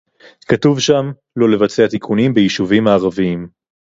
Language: Hebrew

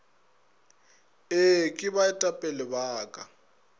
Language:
Northern Sotho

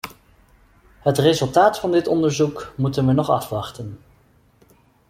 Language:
Dutch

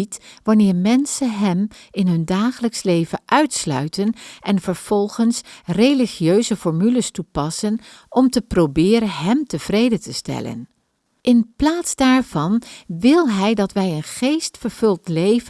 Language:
Dutch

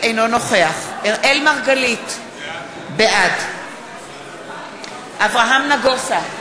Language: Hebrew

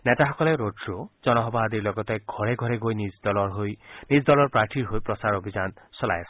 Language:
Assamese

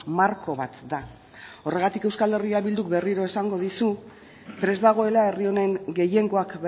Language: Basque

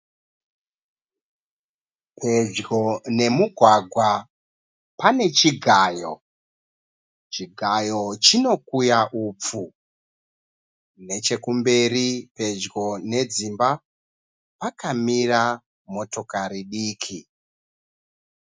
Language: Shona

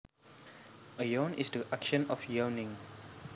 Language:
Javanese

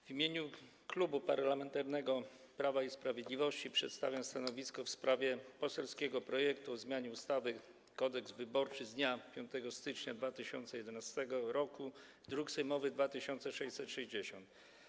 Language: Polish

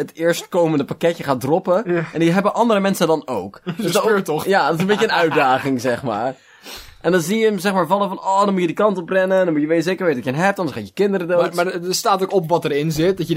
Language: Dutch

